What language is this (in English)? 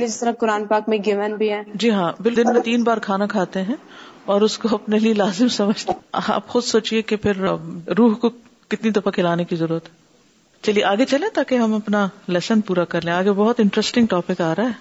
Urdu